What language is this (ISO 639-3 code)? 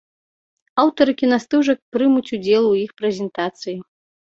bel